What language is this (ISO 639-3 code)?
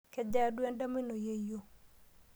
mas